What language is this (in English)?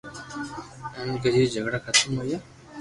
Loarki